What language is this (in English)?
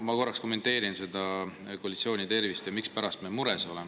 Estonian